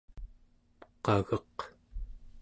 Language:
Central Yupik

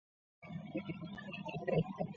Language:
Chinese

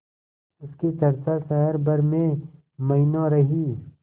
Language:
Hindi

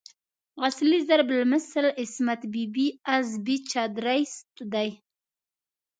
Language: Pashto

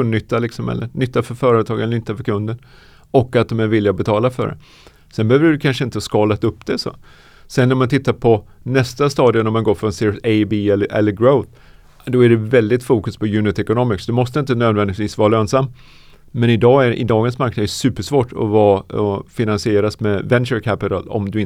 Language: Swedish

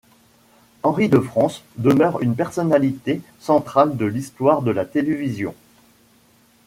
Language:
French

